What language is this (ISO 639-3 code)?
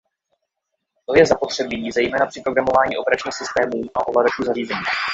ces